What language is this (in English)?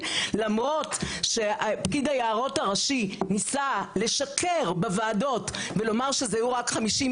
Hebrew